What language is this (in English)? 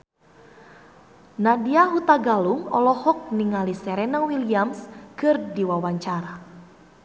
Sundanese